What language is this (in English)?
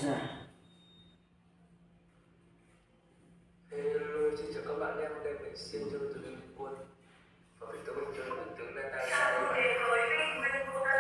Vietnamese